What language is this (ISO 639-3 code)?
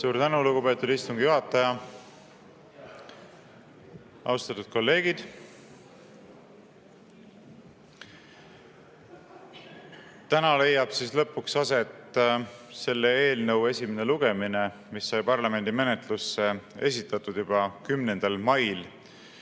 est